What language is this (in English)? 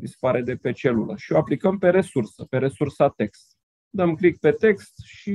Romanian